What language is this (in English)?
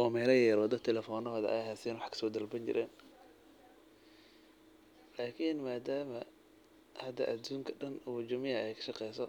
Somali